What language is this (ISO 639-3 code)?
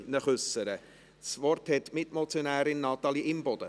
gsw